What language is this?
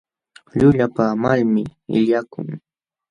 Jauja Wanca Quechua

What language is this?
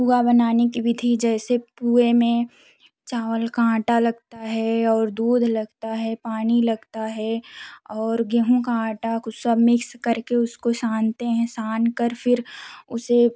Hindi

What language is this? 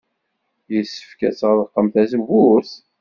Kabyle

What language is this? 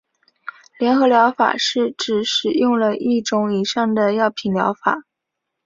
Chinese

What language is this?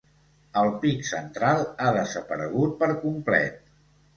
Catalan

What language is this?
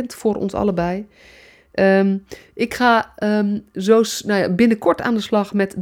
Dutch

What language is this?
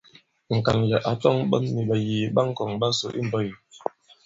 Bankon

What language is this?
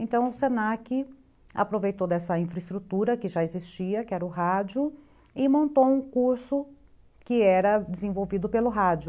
Portuguese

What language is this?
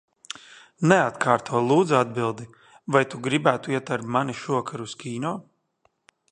Latvian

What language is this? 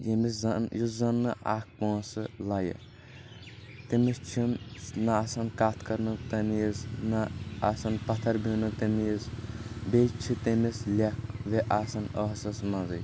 Kashmiri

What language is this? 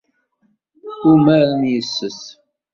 Kabyle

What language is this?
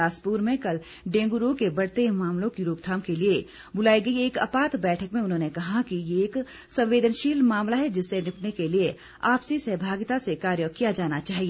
Hindi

